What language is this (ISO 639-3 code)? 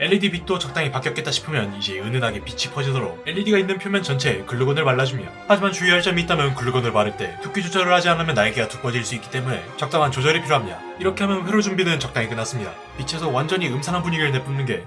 kor